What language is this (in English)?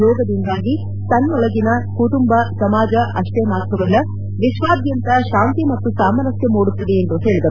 Kannada